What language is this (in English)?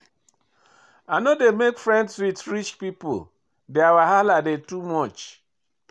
Nigerian Pidgin